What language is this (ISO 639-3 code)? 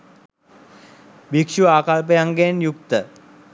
sin